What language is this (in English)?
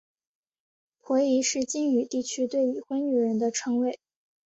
Chinese